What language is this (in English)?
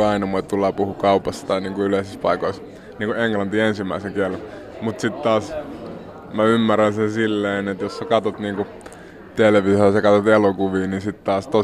Finnish